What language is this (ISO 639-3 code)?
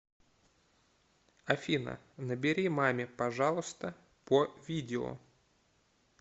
rus